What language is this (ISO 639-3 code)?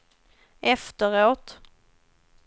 swe